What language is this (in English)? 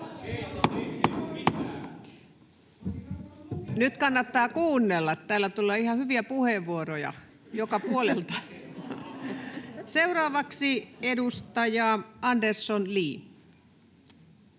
Finnish